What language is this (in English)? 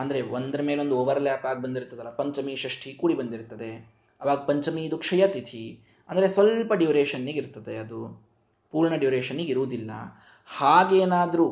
Kannada